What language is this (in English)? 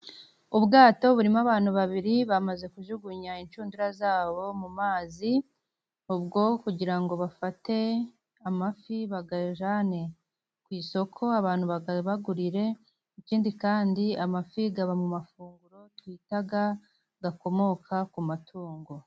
Kinyarwanda